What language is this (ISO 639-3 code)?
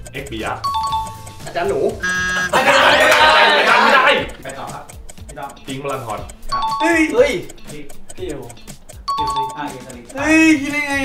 tha